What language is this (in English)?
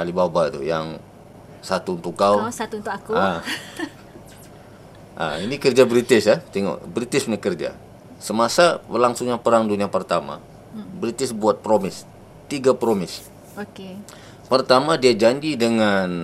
Malay